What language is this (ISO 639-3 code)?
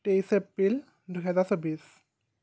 asm